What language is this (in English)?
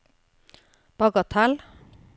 Norwegian